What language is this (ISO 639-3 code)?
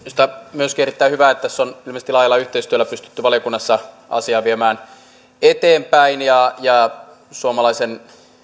fin